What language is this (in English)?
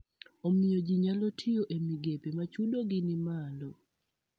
Luo (Kenya and Tanzania)